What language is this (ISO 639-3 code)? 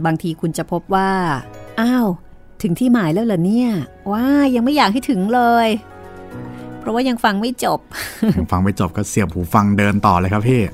tha